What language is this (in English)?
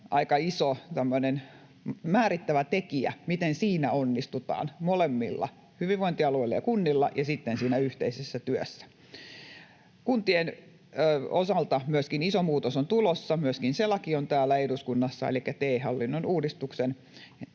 Finnish